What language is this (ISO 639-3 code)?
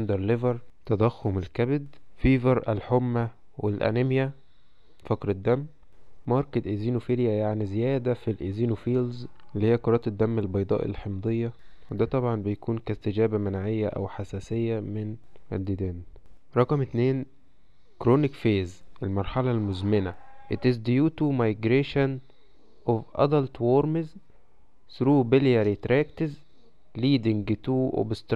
ara